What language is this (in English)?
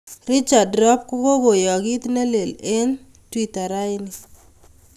Kalenjin